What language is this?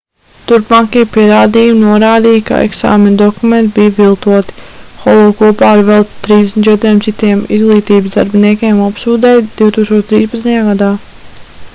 Latvian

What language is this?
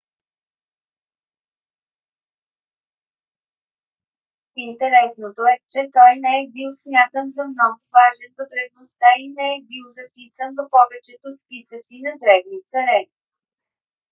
Bulgarian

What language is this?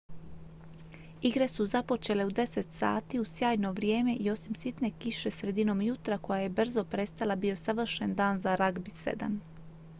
Croatian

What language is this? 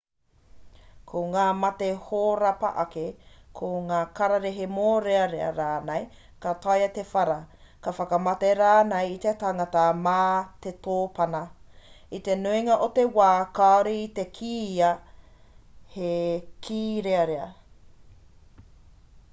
Māori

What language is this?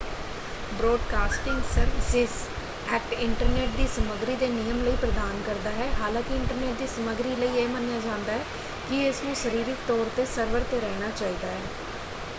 Punjabi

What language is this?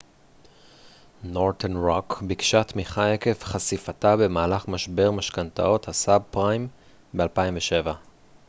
Hebrew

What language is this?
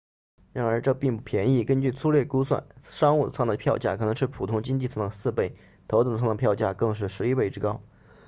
Chinese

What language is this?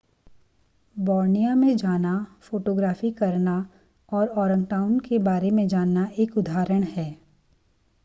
Hindi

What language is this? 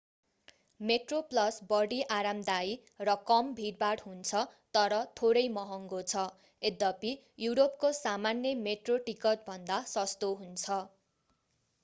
Nepali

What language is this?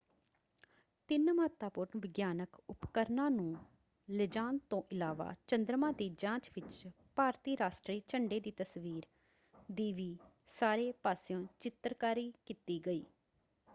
Punjabi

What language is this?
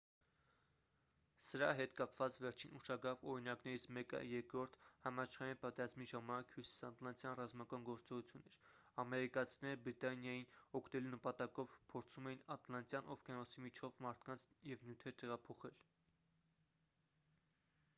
Armenian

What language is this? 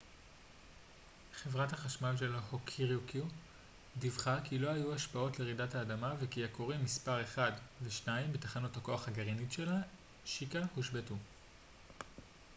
Hebrew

